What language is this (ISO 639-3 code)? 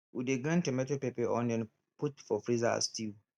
pcm